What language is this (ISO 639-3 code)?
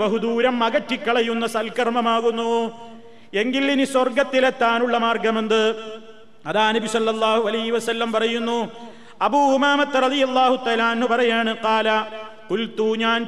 mal